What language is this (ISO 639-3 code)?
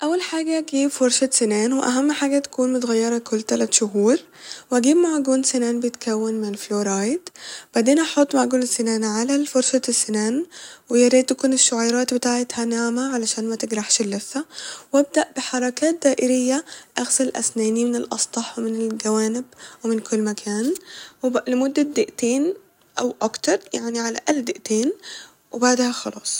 arz